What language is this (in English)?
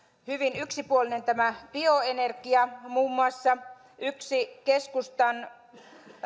Finnish